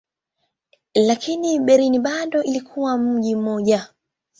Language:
Swahili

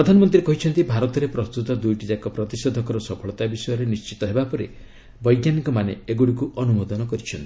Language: Odia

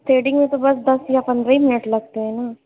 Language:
Urdu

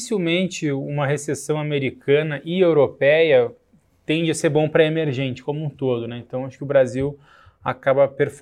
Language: Portuguese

